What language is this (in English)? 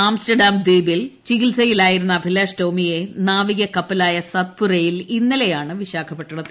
Malayalam